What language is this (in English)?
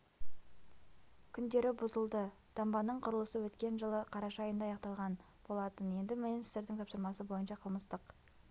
Kazakh